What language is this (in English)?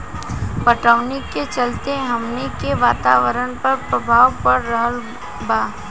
Bhojpuri